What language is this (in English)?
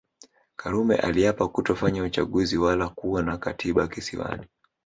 Swahili